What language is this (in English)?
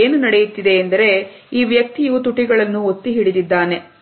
Kannada